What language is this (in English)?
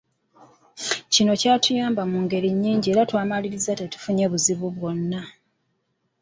Ganda